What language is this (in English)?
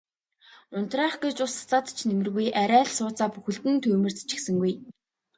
Mongolian